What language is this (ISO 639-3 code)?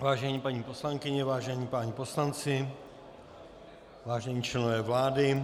ces